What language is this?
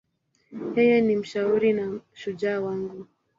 Swahili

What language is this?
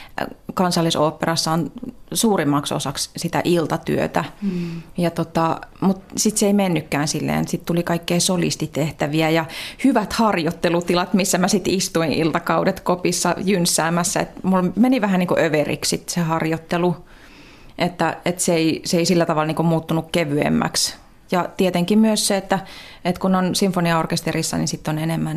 Finnish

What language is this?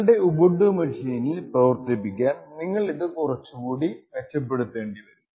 Malayalam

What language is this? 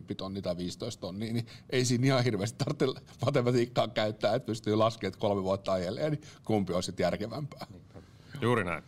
Finnish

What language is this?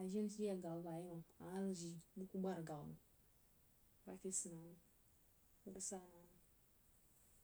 Jiba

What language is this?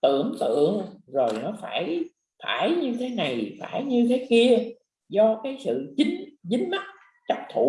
Vietnamese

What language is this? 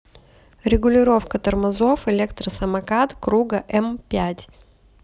Russian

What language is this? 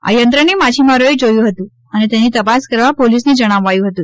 Gujarati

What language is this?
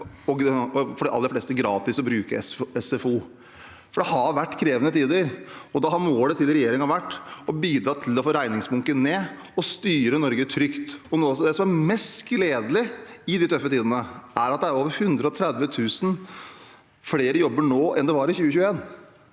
Norwegian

